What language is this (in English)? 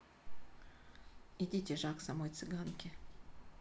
Russian